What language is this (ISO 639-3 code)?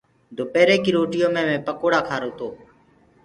ggg